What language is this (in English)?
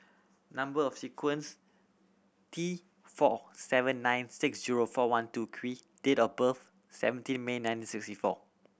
English